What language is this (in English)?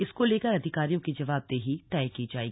Hindi